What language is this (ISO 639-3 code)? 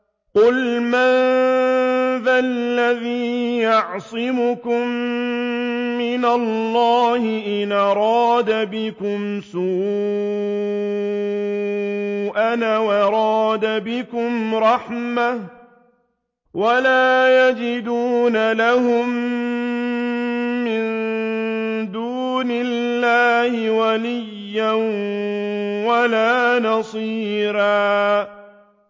ara